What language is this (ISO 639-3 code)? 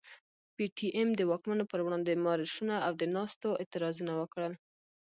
pus